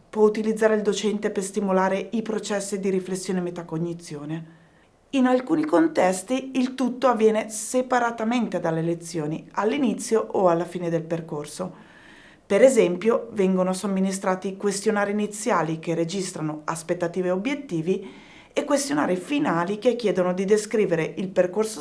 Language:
Italian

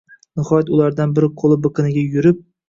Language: Uzbek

